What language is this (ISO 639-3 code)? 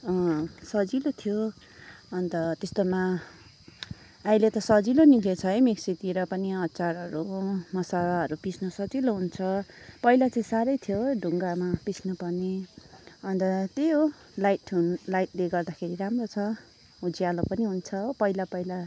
nep